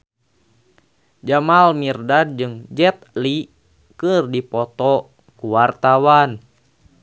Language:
Sundanese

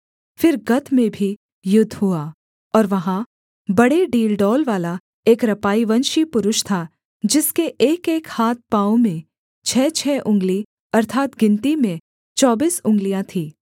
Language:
Hindi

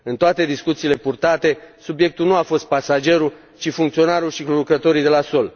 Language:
Romanian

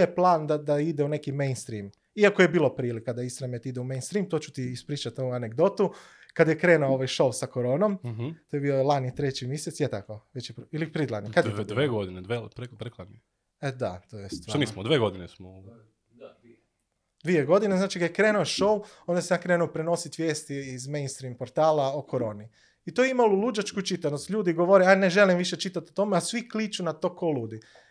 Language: Croatian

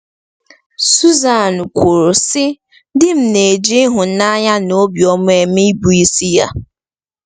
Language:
Igbo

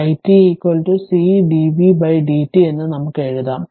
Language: Malayalam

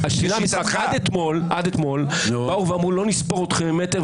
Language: Hebrew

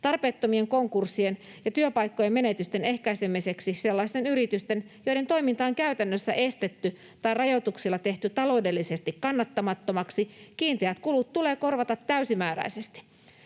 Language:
Finnish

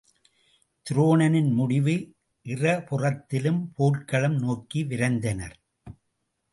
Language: Tamil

